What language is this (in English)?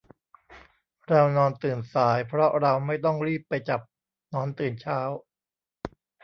Thai